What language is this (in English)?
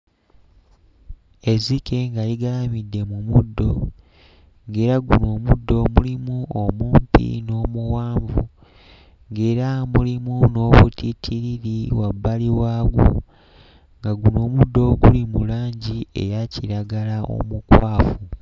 Ganda